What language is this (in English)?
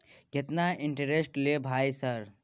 Maithili